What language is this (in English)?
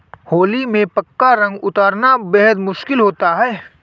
Hindi